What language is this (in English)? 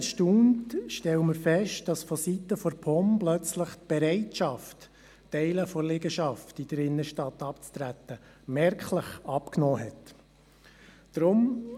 Swiss German